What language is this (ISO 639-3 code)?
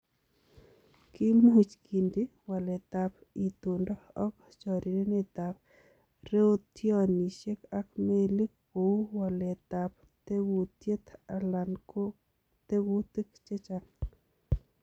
kln